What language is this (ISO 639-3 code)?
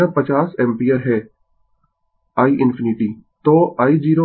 hin